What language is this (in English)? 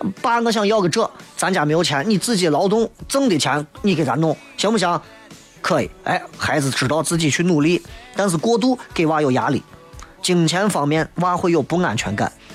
Chinese